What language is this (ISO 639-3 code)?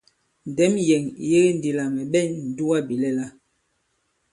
abb